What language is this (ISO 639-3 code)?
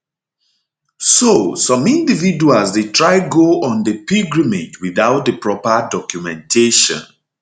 pcm